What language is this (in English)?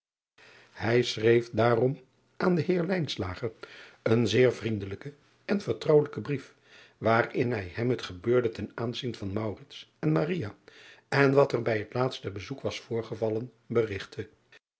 Dutch